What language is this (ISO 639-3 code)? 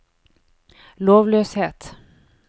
nor